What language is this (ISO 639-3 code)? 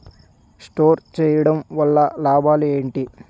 tel